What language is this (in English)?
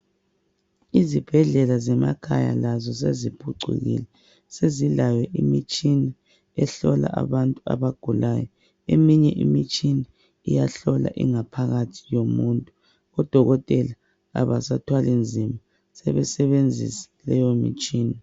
North Ndebele